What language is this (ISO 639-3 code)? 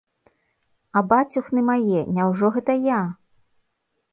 bel